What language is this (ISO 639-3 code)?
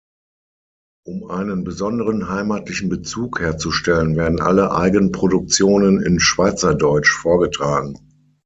deu